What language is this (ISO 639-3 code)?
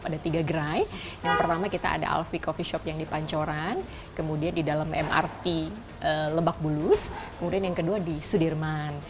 ind